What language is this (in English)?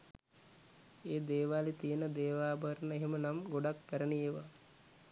Sinhala